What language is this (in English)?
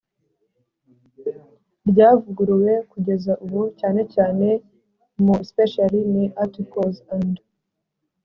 Kinyarwanda